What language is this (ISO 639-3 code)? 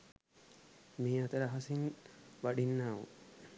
sin